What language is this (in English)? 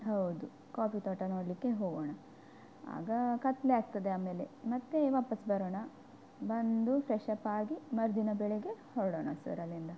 Kannada